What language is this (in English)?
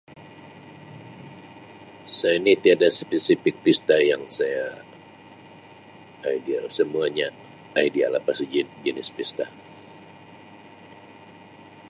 Sabah Malay